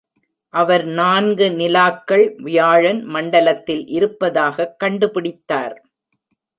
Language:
Tamil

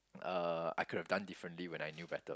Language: English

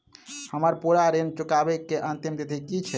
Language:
Maithili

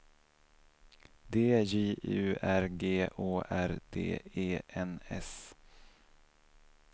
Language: Swedish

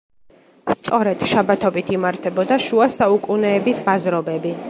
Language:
Georgian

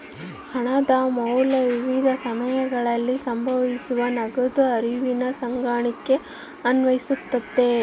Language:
Kannada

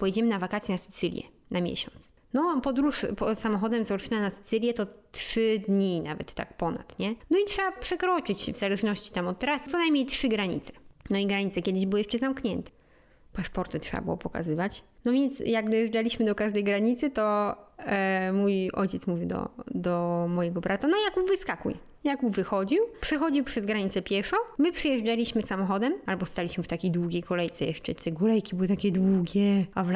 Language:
Polish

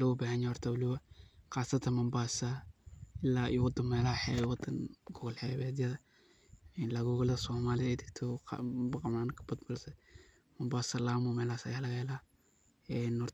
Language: Somali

